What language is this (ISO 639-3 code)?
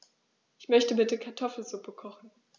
deu